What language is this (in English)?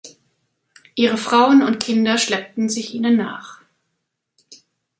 German